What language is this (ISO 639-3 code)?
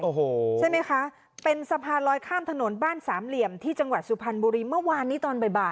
tha